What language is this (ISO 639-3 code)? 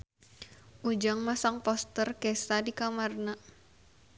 sun